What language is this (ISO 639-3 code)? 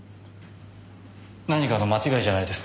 jpn